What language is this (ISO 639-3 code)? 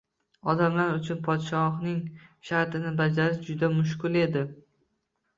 uzb